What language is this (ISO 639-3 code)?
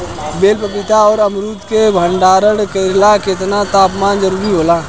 bho